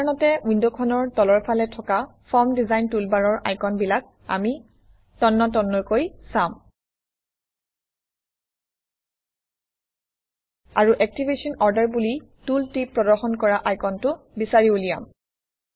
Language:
Assamese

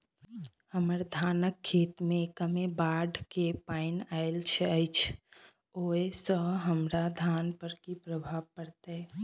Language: Maithili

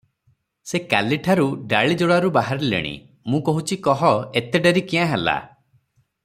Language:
Odia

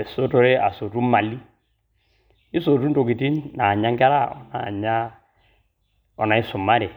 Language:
Masai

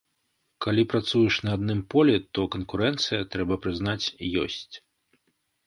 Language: Belarusian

